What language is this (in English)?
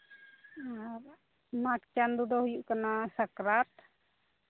Santali